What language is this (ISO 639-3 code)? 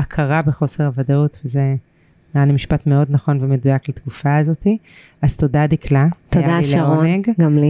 heb